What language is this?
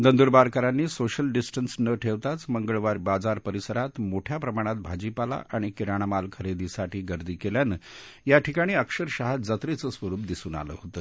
Marathi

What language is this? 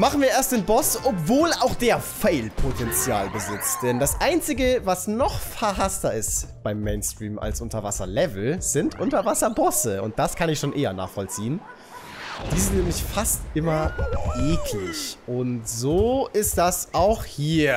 German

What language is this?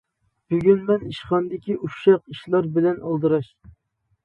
Uyghur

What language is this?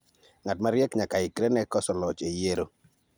Luo (Kenya and Tanzania)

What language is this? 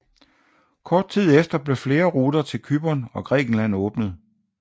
Danish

